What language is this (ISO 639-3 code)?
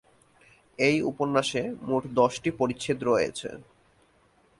ben